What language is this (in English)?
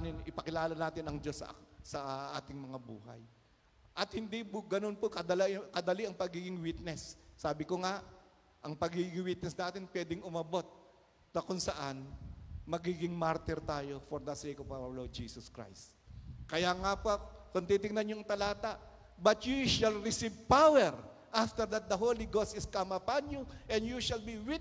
Filipino